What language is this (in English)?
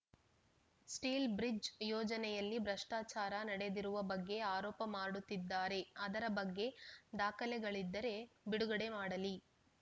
Kannada